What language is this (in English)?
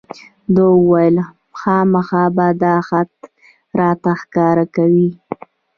Pashto